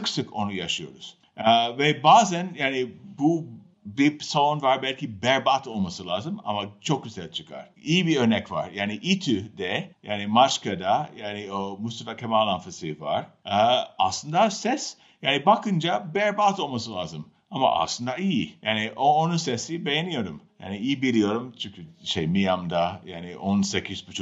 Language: Turkish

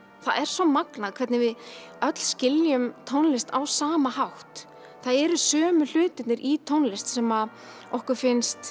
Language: Icelandic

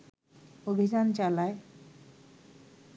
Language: Bangla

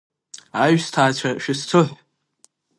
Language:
Abkhazian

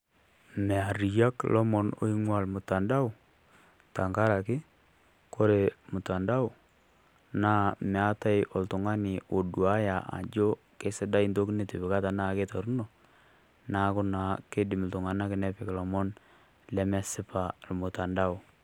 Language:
Masai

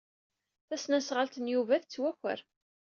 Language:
Kabyle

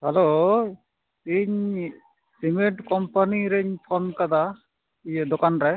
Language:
Santali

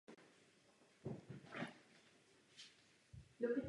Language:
Czech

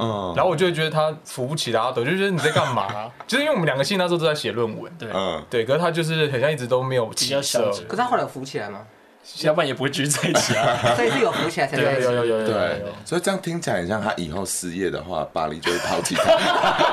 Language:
Chinese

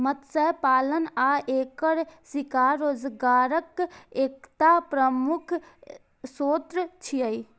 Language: Maithili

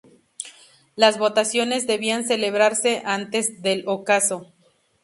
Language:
Spanish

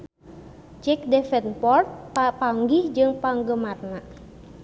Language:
Sundanese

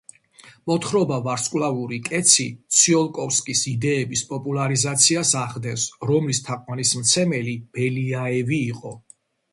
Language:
Georgian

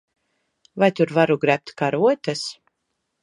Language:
Latvian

